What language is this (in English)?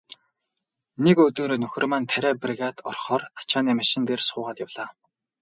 Mongolian